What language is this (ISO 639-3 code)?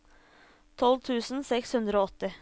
nor